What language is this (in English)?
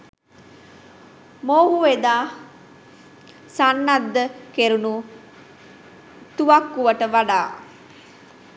Sinhala